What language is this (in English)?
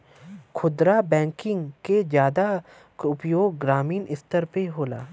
Bhojpuri